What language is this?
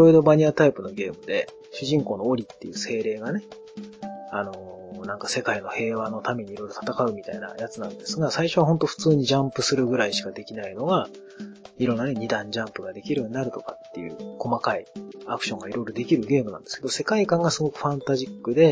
Japanese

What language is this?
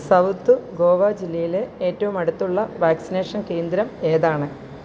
Malayalam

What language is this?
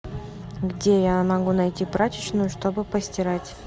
Russian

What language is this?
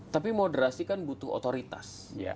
Indonesian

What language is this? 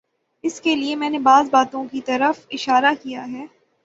Urdu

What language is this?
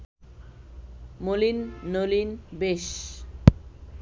Bangla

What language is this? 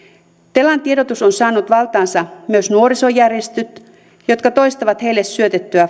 Finnish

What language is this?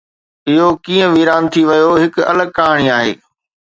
Sindhi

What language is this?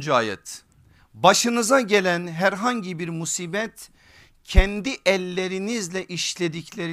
Turkish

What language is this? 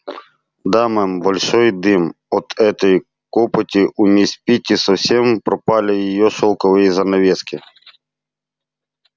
Russian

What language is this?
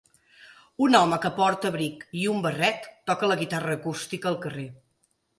Catalan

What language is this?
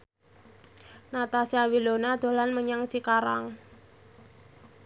Javanese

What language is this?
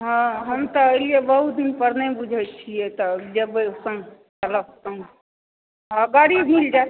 Maithili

